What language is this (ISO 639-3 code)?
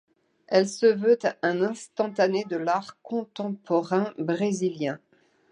fra